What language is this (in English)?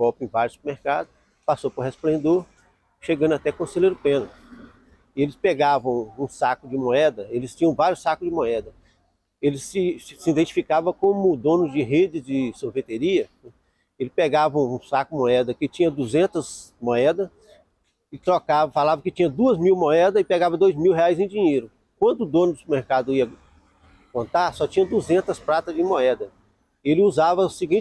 Portuguese